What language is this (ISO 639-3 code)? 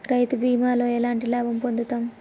tel